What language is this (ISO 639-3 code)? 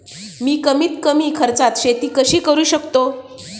mar